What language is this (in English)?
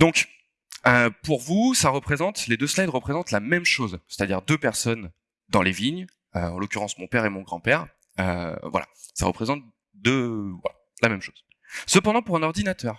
French